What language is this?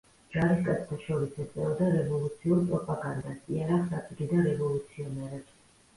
Georgian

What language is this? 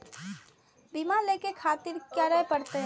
Maithili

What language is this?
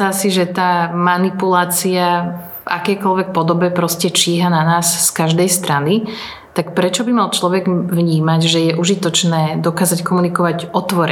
Slovak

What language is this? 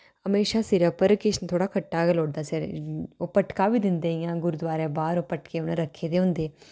Dogri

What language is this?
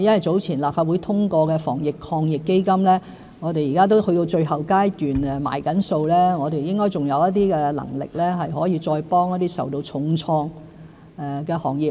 Cantonese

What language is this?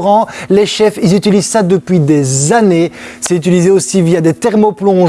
French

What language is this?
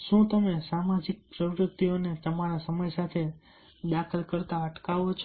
Gujarati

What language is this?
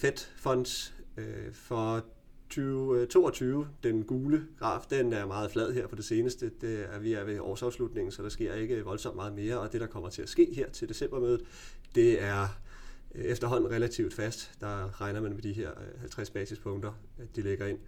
Danish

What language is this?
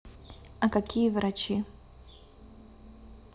Russian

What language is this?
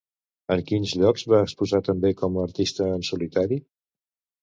Catalan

